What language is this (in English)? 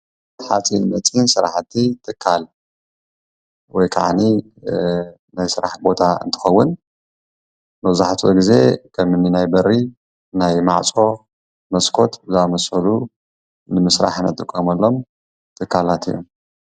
Tigrinya